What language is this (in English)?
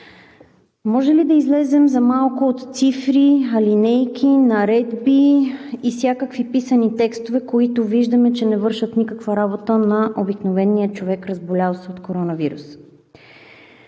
Bulgarian